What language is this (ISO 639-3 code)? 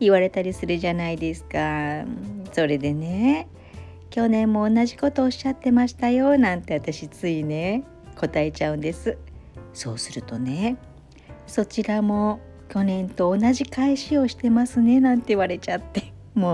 jpn